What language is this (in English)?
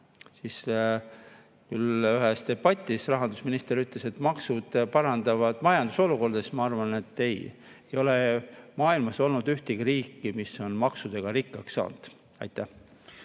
Estonian